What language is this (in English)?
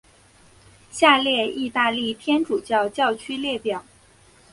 Chinese